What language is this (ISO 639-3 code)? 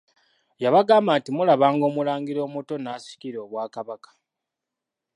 lug